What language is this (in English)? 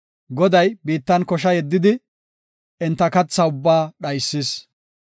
Gofa